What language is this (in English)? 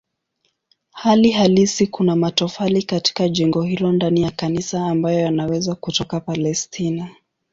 Swahili